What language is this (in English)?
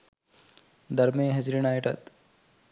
Sinhala